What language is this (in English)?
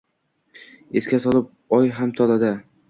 Uzbek